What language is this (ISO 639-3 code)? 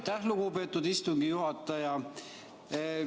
est